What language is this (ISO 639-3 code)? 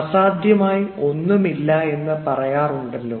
mal